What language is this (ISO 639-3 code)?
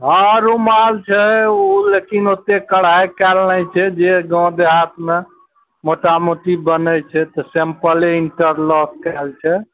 mai